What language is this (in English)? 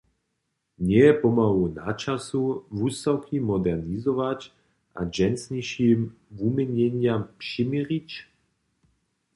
Upper Sorbian